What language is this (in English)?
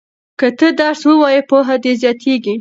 Pashto